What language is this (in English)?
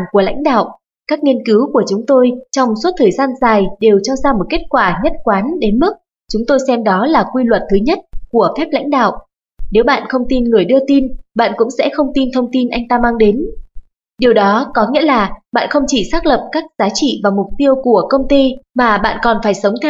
Vietnamese